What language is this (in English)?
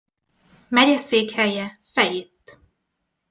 Hungarian